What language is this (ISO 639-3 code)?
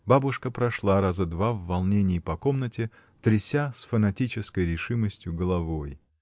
rus